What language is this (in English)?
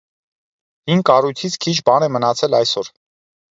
Armenian